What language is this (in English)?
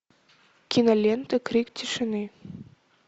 Russian